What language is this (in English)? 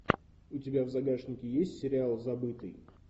Russian